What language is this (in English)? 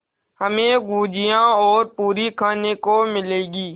Hindi